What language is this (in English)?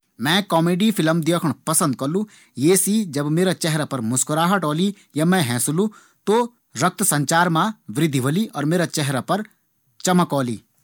Garhwali